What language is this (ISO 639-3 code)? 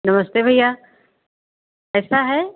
hin